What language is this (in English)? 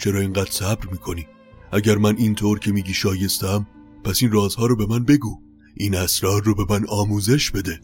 Persian